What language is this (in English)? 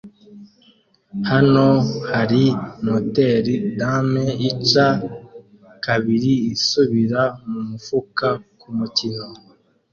Kinyarwanda